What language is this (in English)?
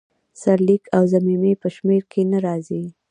Pashto